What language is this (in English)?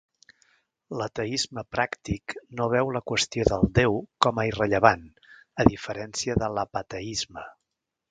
Catalan